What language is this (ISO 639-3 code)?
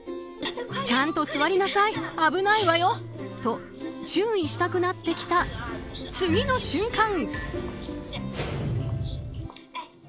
jpn